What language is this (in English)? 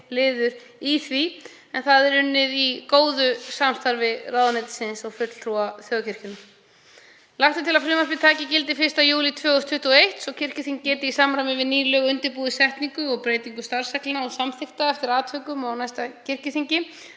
Icelandic